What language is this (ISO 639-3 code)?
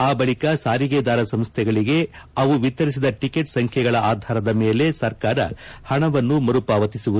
kan